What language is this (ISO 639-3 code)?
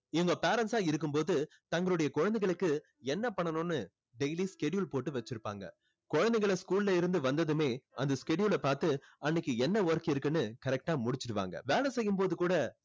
tam